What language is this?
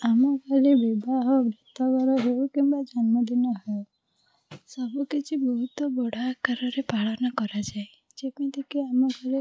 Odia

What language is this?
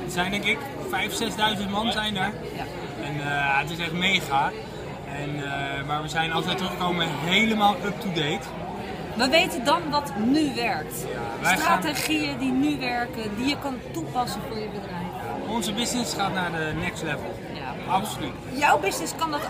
Dutch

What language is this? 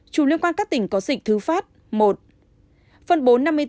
Vietnamese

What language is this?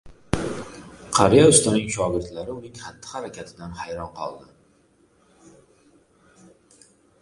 Uzbek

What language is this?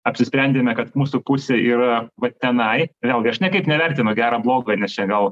Lithuanian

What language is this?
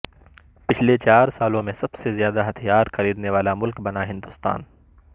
Urdu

